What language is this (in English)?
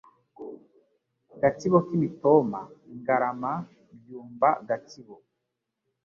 Kinyarwanda